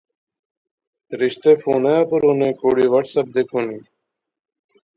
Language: Pahari-Potwari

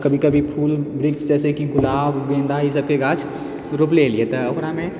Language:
Maithili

